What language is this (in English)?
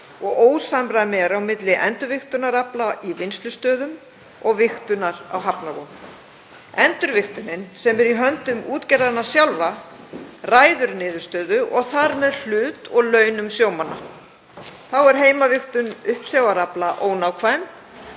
Icelandic